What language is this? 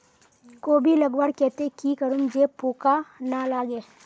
Magahi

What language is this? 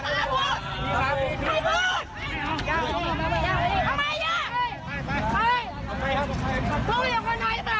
Thai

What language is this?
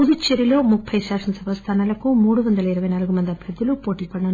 Telugu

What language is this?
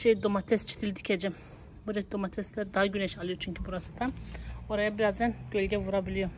Turkish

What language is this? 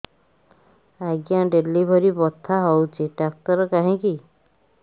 Odia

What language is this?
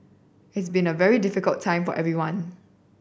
English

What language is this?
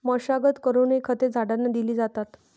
Marathi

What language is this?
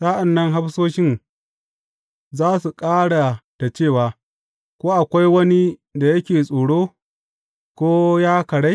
Hausa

